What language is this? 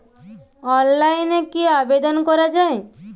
Bangla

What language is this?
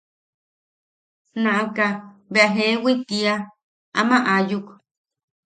Yaqui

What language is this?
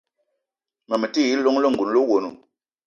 Eton (Cameroon)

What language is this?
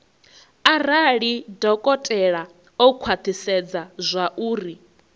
Venda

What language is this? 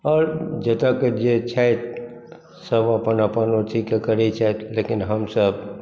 Maithili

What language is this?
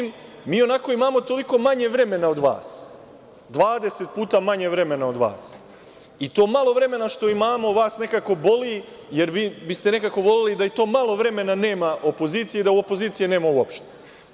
Serbian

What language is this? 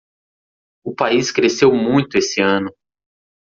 Portuguese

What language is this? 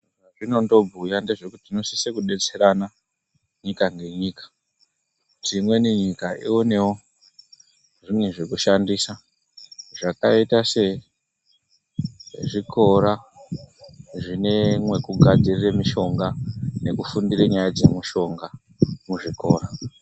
Ndau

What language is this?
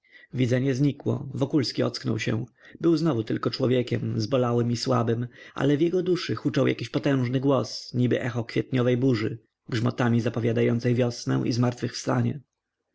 Polish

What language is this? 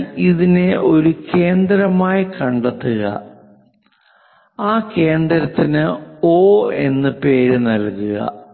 Malayalam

